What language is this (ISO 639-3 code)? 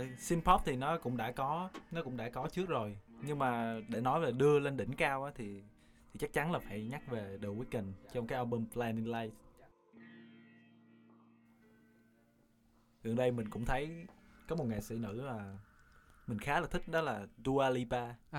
vie